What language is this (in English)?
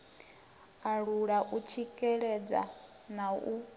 Venda